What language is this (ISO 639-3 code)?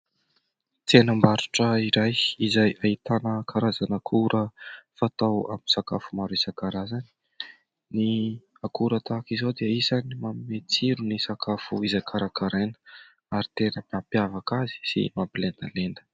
mlg